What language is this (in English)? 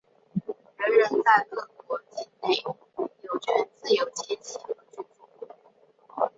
Chinese